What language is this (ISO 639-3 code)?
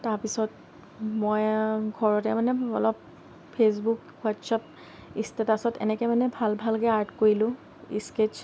asm